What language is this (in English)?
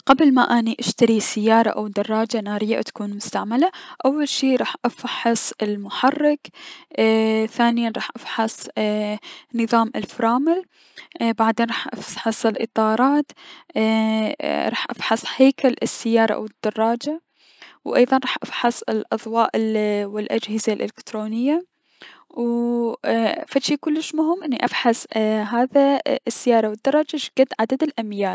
Mesopotamian Arabic